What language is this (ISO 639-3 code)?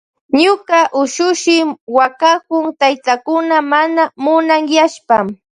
qvj